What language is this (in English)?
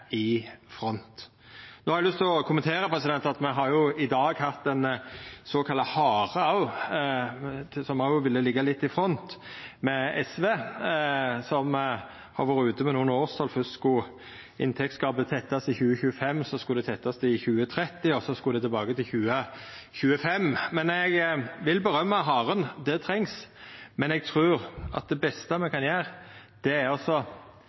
Norwegian Nynorsk